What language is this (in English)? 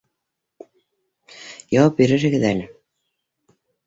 Bashkir